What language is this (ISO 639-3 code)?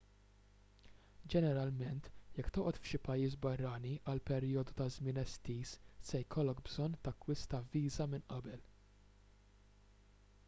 mlt